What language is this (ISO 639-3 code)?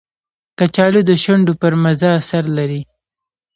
pus